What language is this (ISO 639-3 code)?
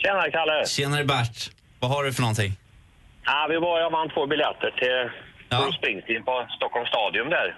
swe